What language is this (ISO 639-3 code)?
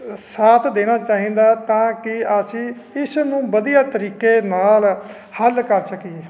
pan